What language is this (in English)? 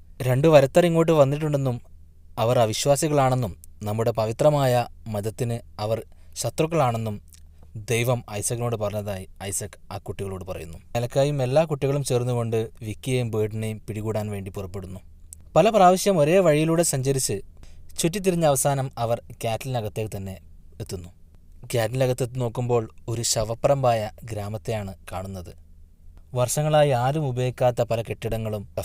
Malayalam